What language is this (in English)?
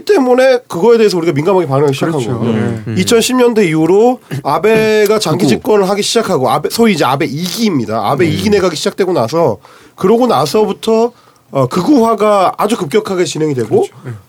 Korean